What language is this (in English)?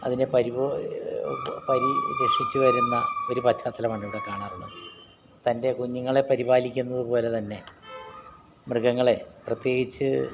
Malayalam